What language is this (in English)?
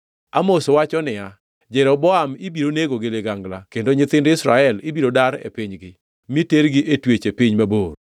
Luo (Kenya and Tanzania)